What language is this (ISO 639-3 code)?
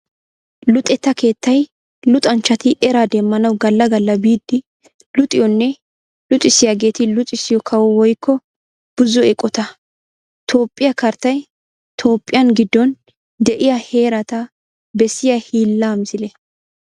wal